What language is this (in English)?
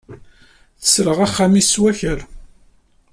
Kabyle